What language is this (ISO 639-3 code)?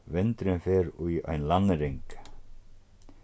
fao